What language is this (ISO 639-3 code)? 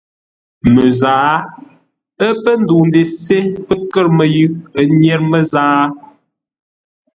nla